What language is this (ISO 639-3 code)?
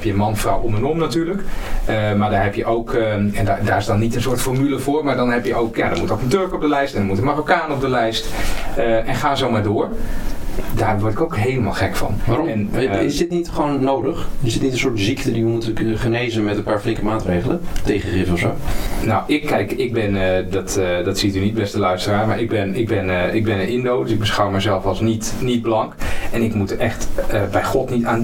nld